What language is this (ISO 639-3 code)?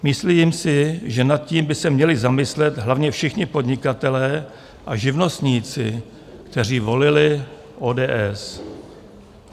ces